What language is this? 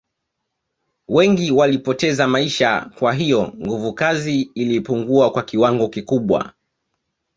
Swahili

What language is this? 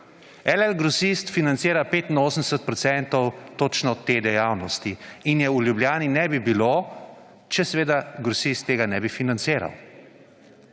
Slovenian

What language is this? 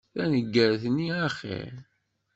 Kabyle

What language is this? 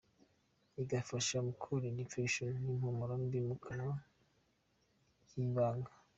Kinyarwanda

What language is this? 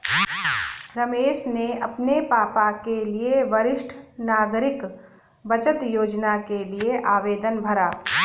Hindi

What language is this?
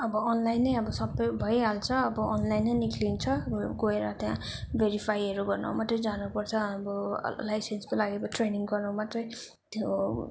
Nepali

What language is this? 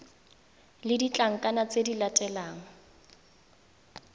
Tswana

